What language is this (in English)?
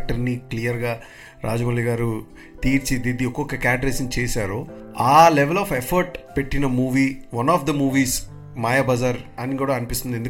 Telugu